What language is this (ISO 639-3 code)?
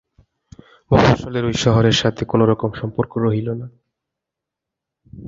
ben